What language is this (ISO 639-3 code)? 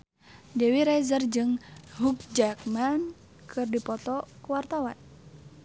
sun